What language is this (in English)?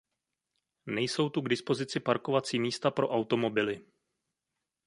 Czech